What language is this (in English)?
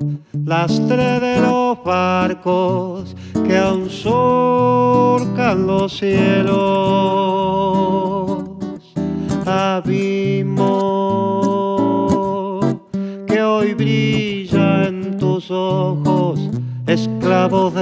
Spanish